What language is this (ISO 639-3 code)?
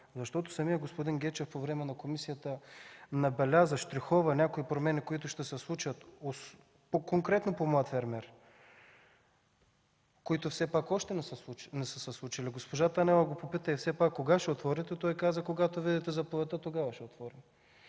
bul